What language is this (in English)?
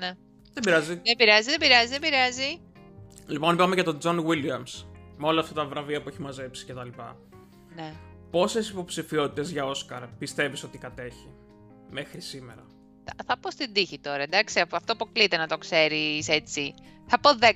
Greek